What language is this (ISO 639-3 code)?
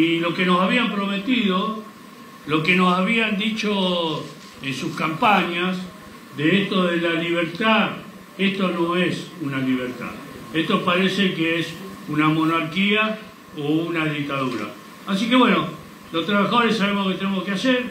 spa